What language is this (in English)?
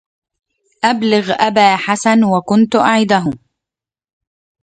Arabic